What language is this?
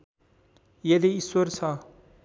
Nepali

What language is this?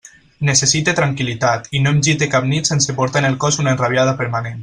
Catalan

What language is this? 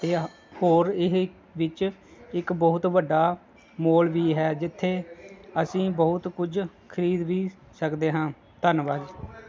Punjabi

